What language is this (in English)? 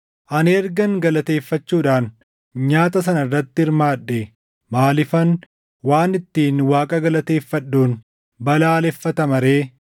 Oromo